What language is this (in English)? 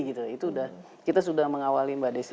Indonesian